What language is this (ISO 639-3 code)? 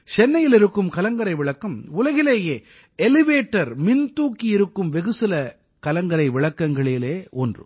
tam